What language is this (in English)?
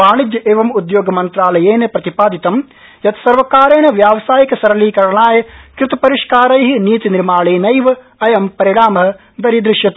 Sanskrit